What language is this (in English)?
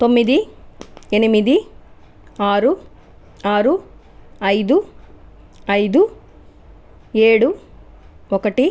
Telugu